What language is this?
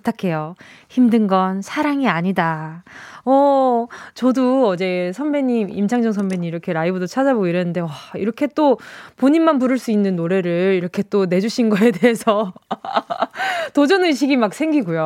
Korean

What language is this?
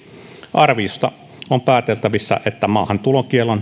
Finnish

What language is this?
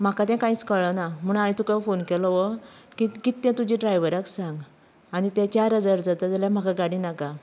Konkani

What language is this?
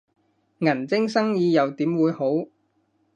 Cantonese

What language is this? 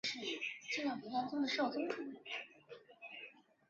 Chinese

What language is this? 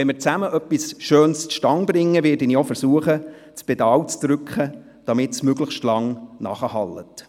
Swiss German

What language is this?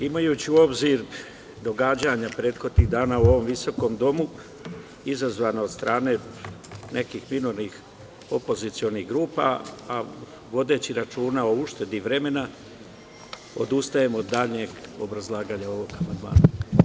Serbian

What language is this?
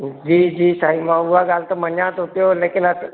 Sindhi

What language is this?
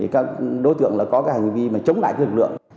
Vietnamese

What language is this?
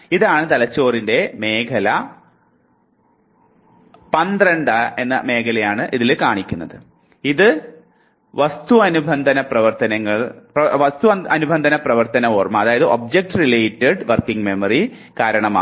Malayalam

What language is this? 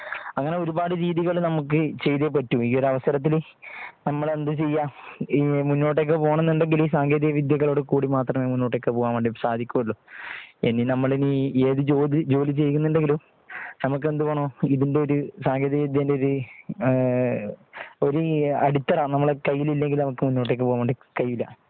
Malayalam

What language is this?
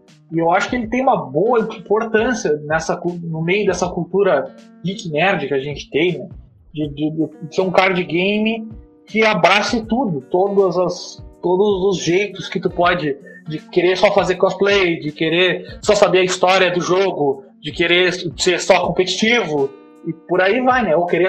Portuguese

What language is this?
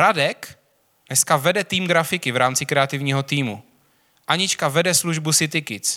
Czech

